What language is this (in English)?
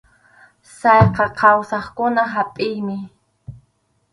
Arequipa-La Unión Quechua